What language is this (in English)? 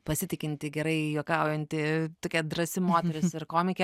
Lithuanian